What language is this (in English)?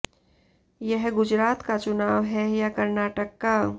Hindi